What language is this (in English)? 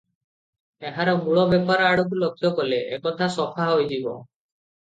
Odia